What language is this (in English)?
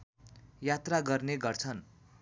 Nepali